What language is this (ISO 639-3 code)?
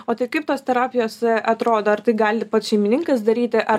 lit